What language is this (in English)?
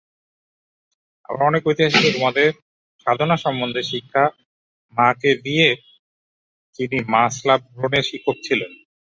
Bangla